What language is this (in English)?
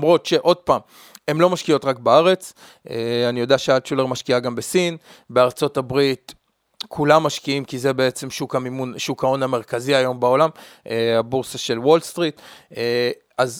Hebrew